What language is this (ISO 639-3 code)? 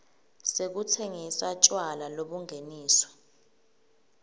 ssw